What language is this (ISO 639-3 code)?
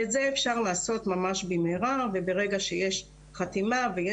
heb